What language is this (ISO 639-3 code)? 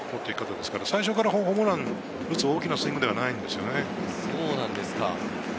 jpn